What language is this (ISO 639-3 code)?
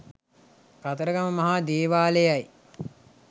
sin